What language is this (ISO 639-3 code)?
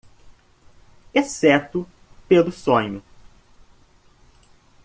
por